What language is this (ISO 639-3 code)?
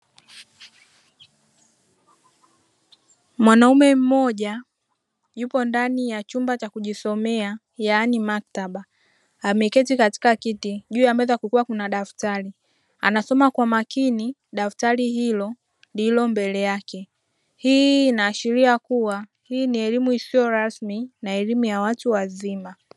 swa